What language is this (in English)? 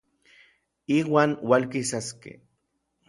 Orizaba Nahuatl